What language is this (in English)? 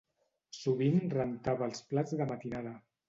Catalan